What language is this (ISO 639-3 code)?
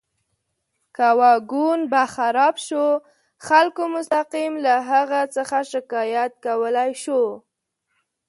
pus